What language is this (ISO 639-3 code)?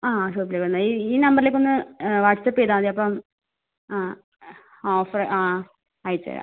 mal